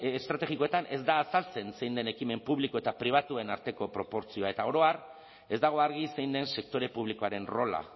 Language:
Basque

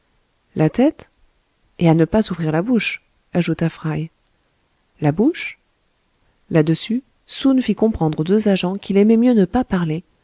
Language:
French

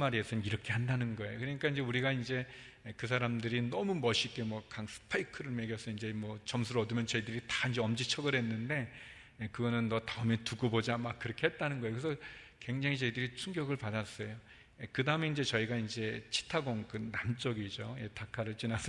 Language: Korean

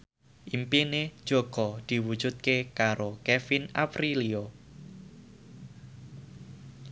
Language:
Javanese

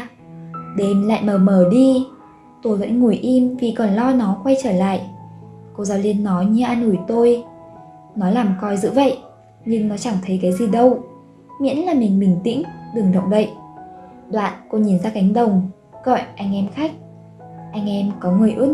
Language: Vietnamese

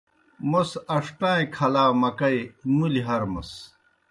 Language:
Kohistani Shina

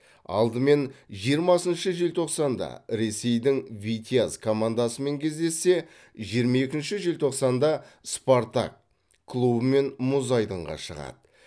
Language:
Kazakh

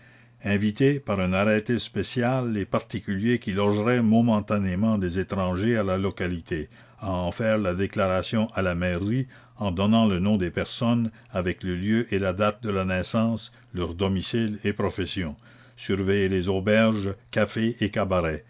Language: French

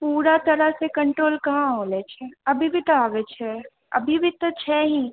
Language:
Maithili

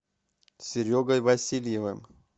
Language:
Russian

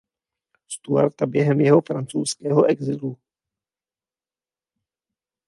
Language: Czech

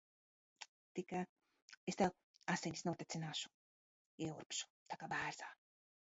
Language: Latvian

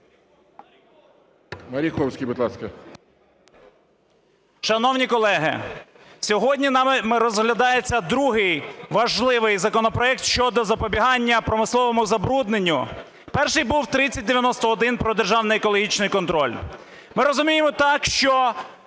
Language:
Ukrainian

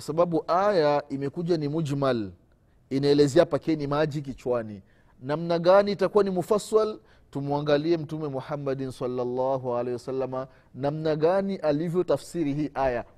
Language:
Swahili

